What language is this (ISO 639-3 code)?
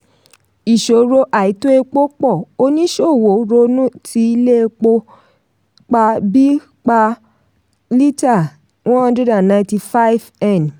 yor